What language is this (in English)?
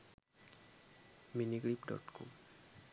Sinhala